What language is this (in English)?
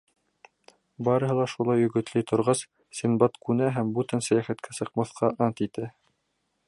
Bashkir